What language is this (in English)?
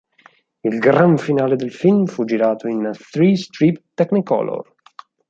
Italian